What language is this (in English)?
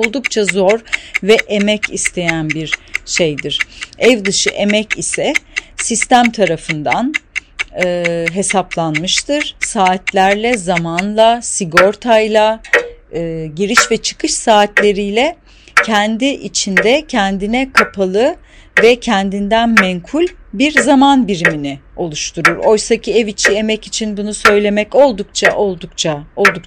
Turkish